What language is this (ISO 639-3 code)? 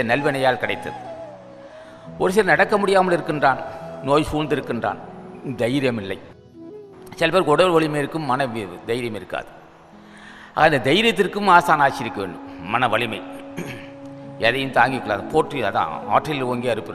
hin